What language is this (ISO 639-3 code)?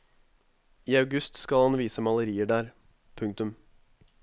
nor